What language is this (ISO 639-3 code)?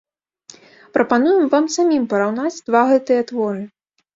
bel